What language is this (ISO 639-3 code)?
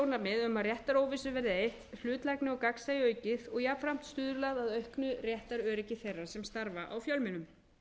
isl